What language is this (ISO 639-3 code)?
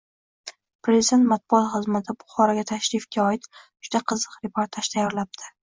uzb